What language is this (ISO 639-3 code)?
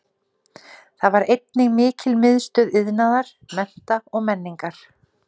isl